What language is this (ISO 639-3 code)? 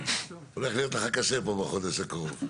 heb